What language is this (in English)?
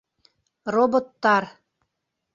Bashkir